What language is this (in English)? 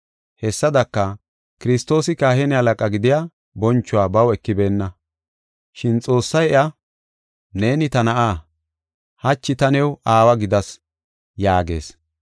Gofa